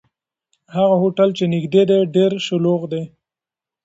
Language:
Pashto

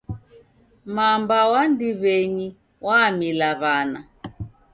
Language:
Taita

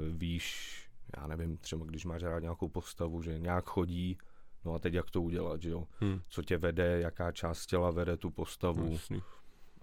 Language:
Czech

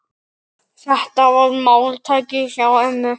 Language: Icelandic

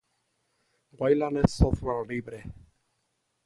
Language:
Spanish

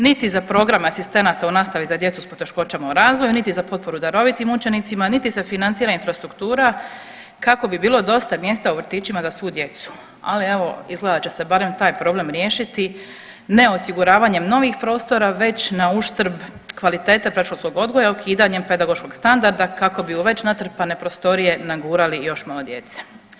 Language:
Croatian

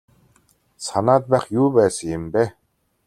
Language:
Mongolian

